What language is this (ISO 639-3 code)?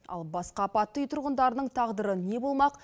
kaz